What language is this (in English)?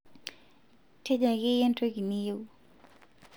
Masai